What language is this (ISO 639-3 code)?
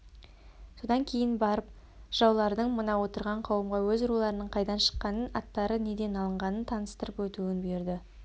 kaz